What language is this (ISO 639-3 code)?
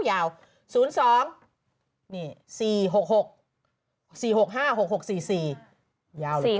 tha